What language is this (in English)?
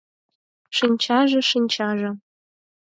Mari